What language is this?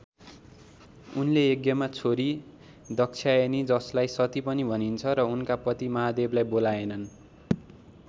Nepali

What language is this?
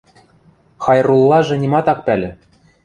Western Mari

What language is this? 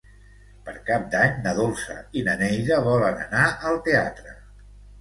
Catalan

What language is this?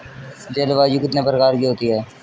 Hindi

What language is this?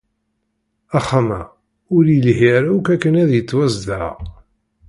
Kabyle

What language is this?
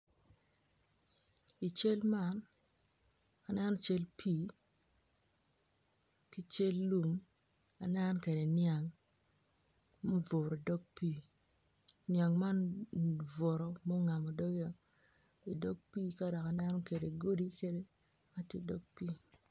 Acoli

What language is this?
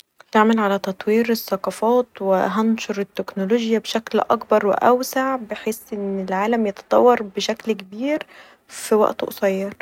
Egyptian Arabic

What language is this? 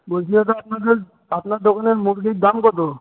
Bangla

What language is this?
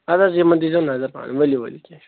Kashmiri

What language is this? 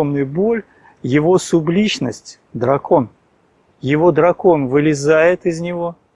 Italian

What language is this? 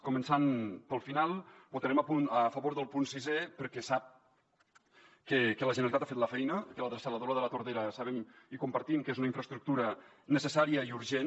Catalan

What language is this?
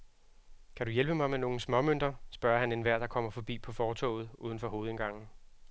Danish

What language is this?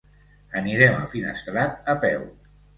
Catalan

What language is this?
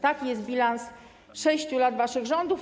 Polish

